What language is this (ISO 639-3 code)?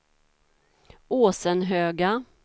swe